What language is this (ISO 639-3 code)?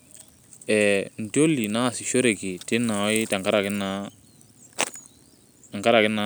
mas